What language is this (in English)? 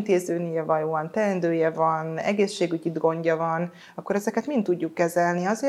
Hungarian